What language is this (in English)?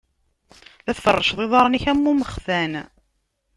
Kabyle